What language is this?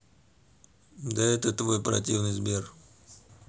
Russian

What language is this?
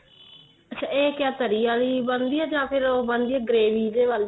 Punjabi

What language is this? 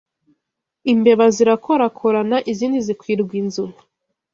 Kinyarwanda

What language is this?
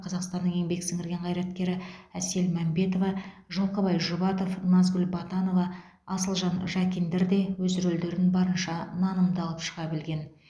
Kazakh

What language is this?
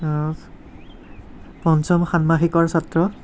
Assamese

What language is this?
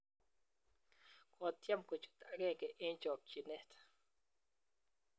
Kalenjin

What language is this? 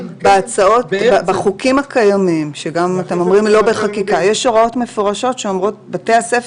Hebrew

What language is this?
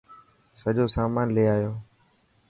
Dhatki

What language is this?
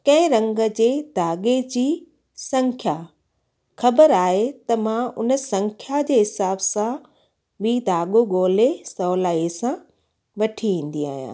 Sindhi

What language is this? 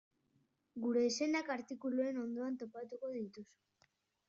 Basque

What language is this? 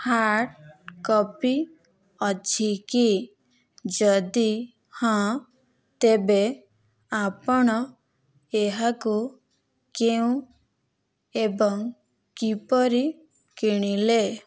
Odia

